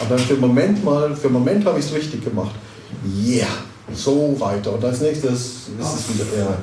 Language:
German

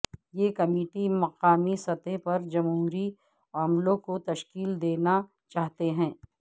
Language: Urdu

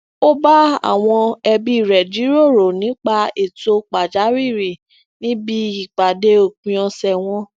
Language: Yoruba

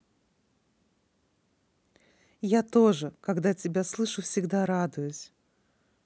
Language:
Russian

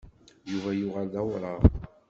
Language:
Kabyle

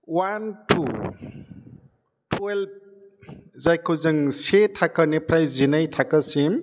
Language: Bodo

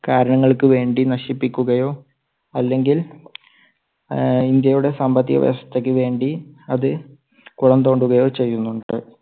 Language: Malayalam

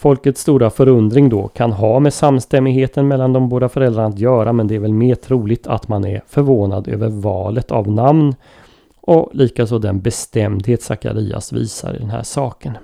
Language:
Swedish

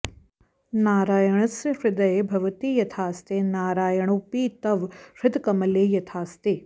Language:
Sanskrit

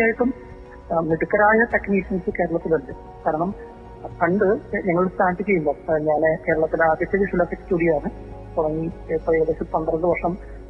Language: Malayalam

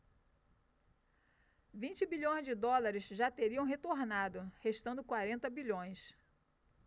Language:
Portuguese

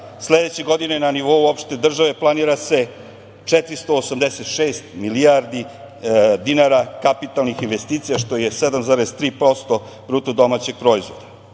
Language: Serbian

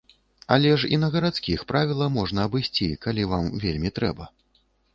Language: Belarusian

